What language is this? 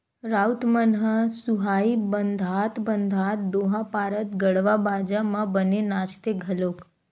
Chhattisgarhi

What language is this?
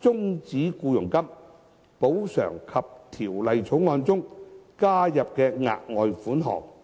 Cantonese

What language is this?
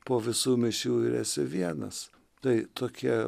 Lithuanian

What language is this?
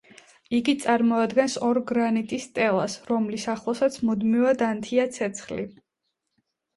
Georgian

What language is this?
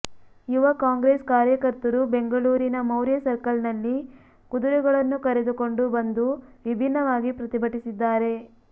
Kannada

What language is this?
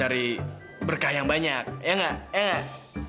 Indonesian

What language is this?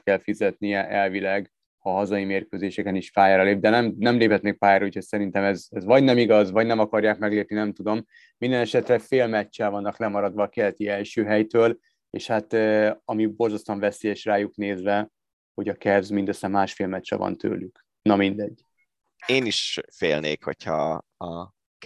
Hungarian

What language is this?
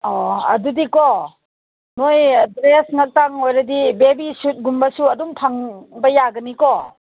Manipuri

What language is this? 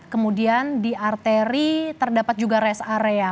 Indonesian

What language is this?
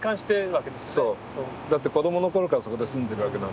Japanese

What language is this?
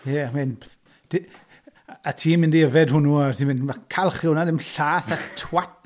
Welsh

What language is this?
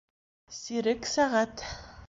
Bashkir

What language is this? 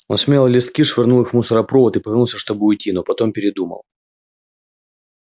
Russian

